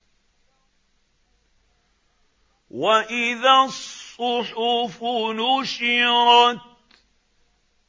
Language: Arabic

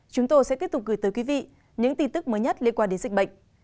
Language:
Vietnamese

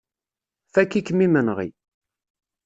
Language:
Kabyle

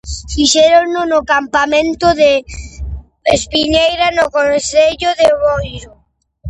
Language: Galician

